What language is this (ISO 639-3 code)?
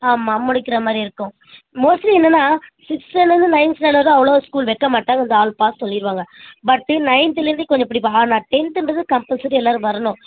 tam